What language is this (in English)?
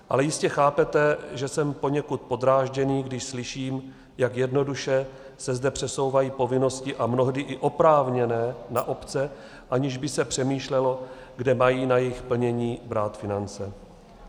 Czech